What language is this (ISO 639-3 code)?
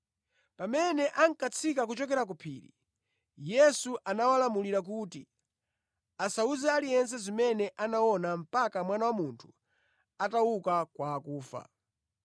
nya